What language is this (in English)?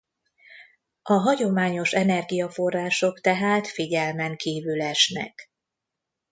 Hungarian